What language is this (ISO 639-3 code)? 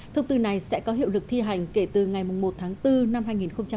vie